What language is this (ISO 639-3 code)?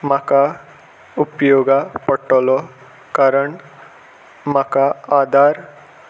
kok